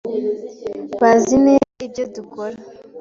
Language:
Kinyarwanda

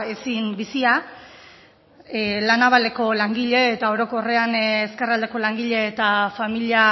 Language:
Basque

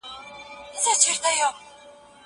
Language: Pashto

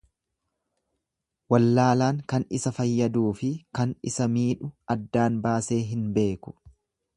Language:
Oromo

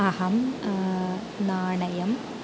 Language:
Sanskrit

